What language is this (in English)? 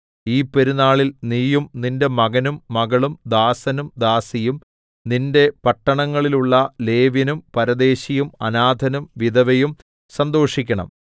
Malayalam